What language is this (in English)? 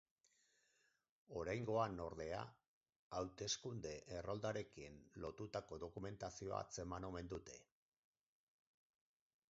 Basque